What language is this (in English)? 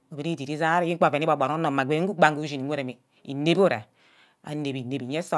Ubaghara